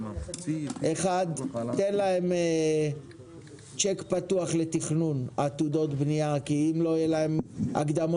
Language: Hebrew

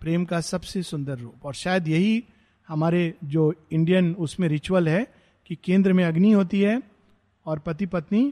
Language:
Hindi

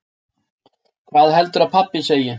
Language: Icelandic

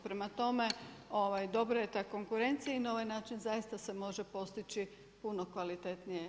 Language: Croatian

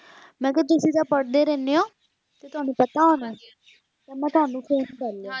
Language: Punjabi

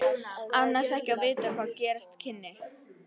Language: Icelandic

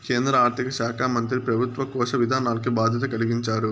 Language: Telugu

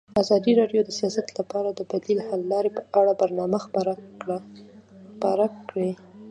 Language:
Pashto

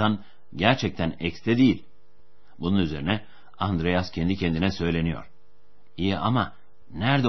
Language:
Turkish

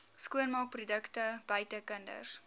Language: Afrikaans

